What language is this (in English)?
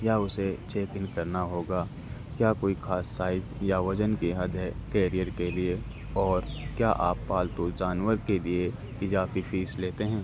Urdu